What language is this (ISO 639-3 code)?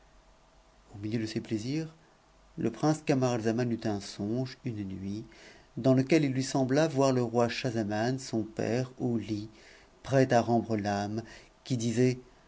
fra